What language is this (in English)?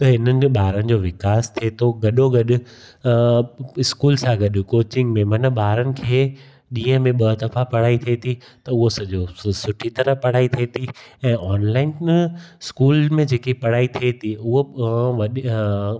Sindhi